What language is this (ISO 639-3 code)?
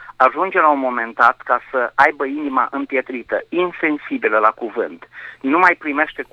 ron